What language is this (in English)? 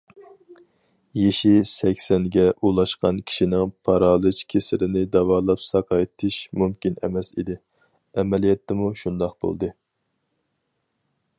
Uyghur